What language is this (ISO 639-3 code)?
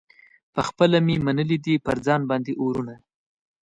pus